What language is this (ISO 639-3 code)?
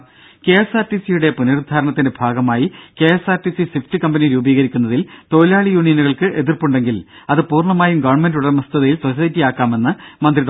mal